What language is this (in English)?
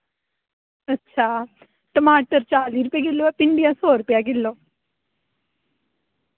Dogri